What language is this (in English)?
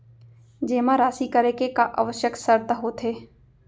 Chhattisgarhi